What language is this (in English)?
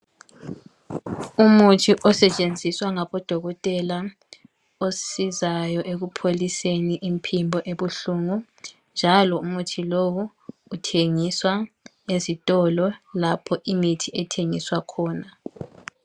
North Ndebele